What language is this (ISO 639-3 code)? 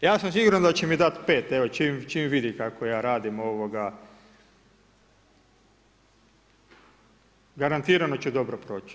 hrv